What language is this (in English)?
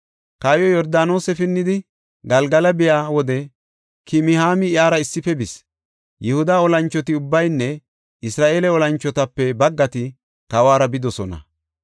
Gofa